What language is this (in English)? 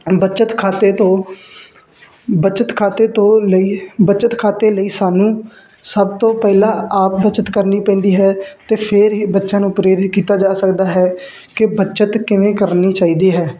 Punjabi